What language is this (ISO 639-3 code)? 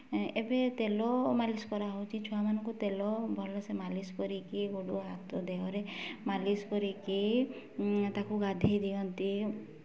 ori